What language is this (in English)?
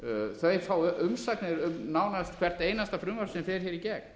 Icelandic